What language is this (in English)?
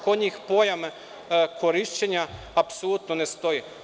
Serbian